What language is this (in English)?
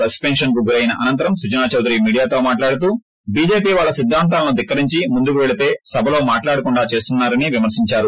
Telugu